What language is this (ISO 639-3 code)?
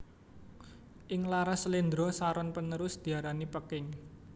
jav